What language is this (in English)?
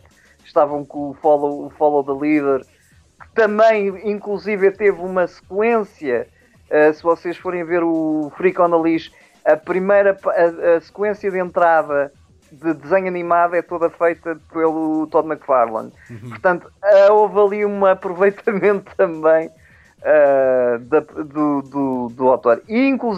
Portuguese